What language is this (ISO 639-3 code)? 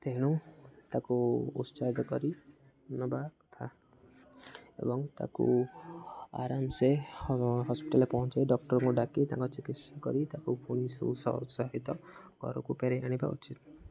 ori